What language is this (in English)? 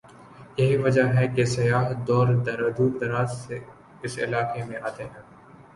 Urdu